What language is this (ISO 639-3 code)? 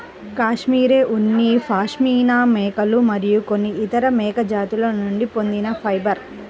tel